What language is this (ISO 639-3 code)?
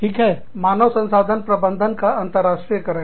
hin